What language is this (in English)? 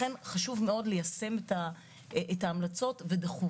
Hebrew